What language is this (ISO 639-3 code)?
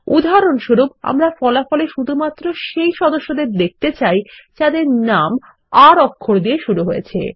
ben